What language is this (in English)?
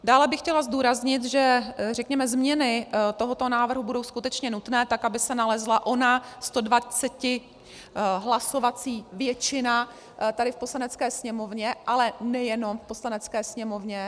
Czech